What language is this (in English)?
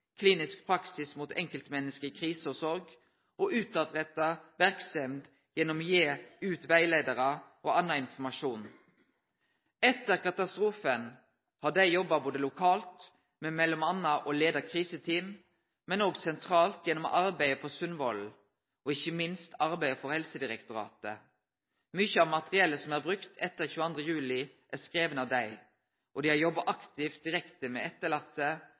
Norwegian Nynorsk